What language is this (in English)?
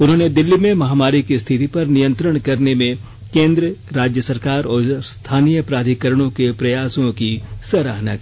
Hindi